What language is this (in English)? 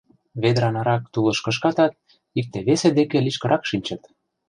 Mari